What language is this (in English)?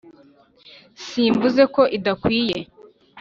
Kinyarwanda